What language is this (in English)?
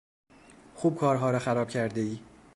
Persian